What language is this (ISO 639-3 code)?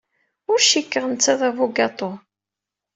kab